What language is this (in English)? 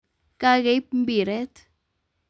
Kalenjin